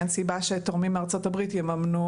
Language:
Hebrew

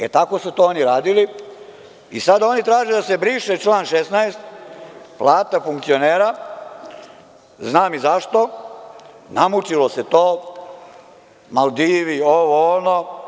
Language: Serbian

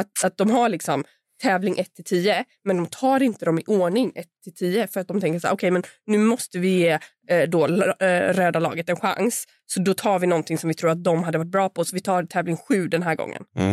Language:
Swedish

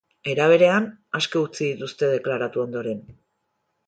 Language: Basque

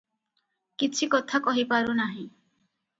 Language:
Odia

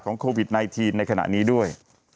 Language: Thai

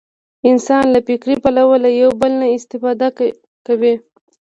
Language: Pashto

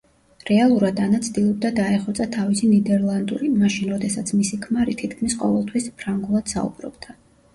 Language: Georgian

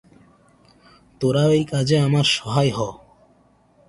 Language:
Bangla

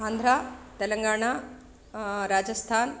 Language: Sanskrit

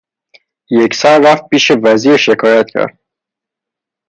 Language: Persian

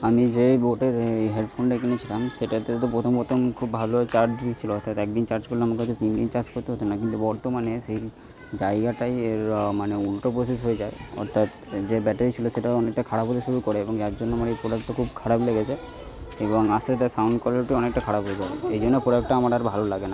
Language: Bangla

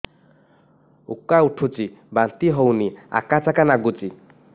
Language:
Odia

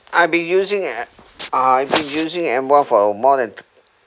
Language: English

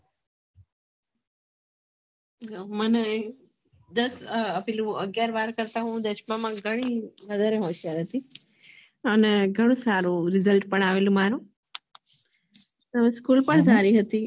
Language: Gujarati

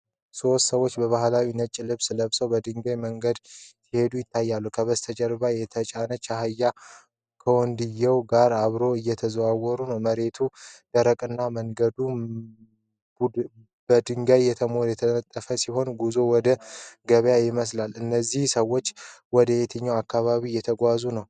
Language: Amharic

